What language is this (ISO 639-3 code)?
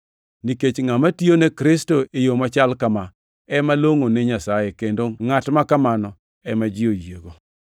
luo